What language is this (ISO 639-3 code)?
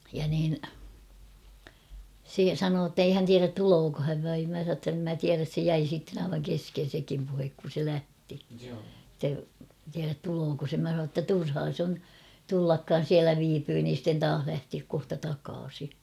fin